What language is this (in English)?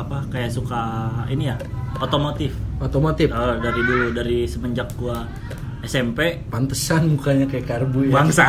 Indonesian